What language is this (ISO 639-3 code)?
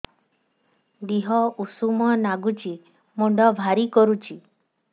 ori